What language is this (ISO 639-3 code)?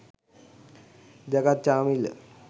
sin